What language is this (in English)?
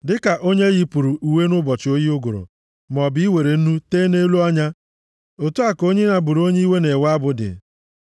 Igbo